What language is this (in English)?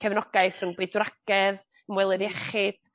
Welsh